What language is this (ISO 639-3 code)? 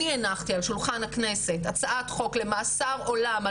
heb